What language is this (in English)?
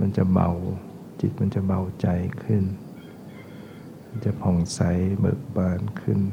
Thai